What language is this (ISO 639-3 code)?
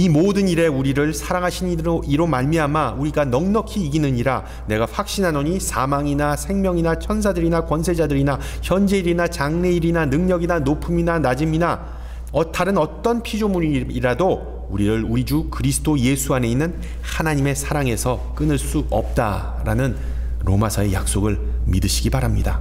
kor